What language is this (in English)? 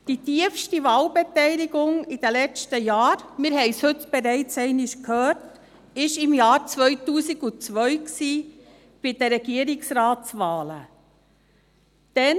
Swiss German